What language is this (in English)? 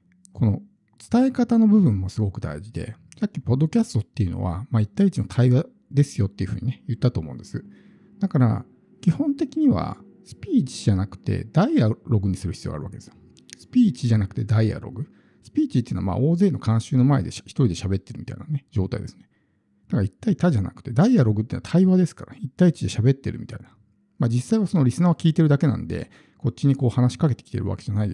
Japanese